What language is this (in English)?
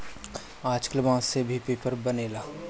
Bhojpuri